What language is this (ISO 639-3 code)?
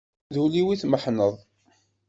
kab